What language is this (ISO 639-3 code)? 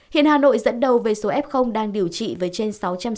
vie